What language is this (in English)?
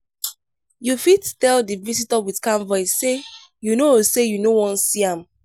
Nigerian Pidgin